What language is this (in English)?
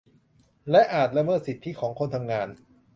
Thai